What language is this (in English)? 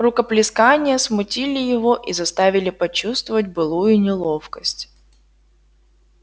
Russian